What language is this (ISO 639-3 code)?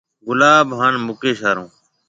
mve